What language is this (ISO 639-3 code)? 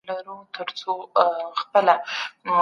pus